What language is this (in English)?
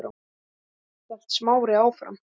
Icelandic